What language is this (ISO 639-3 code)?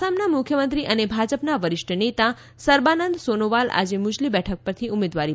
guj